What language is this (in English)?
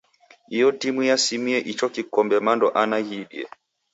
Taita